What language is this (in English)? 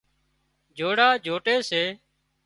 Wadiyara Koli